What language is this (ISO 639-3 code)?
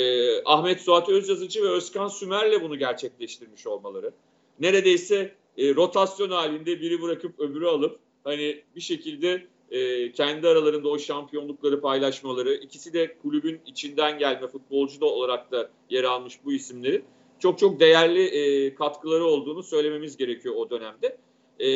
tur